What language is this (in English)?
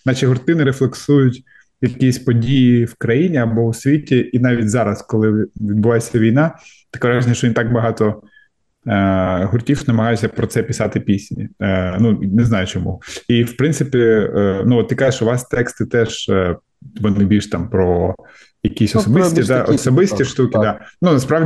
Ukrainian